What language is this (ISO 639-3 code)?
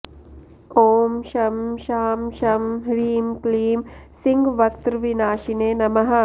san